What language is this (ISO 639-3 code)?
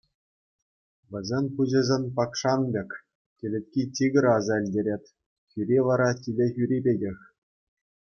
chv